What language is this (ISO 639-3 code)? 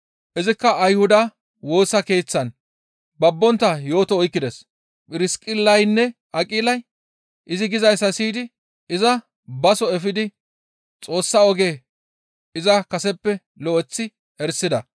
gmv